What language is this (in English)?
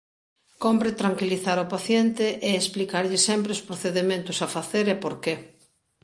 Galician